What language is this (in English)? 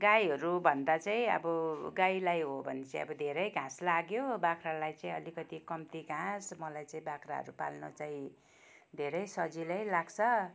Nepali